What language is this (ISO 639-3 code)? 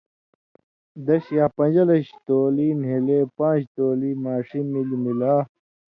mvy